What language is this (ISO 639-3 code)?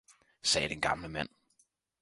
dan